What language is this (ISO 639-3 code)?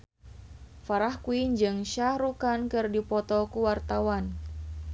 sun